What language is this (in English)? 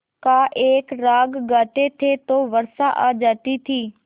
Hindi